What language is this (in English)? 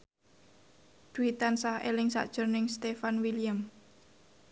Javanese